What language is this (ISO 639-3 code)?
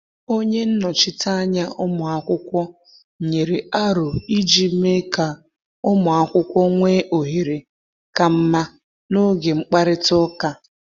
ibo